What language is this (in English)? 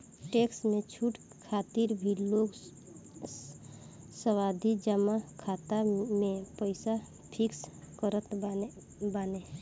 Bhojpuri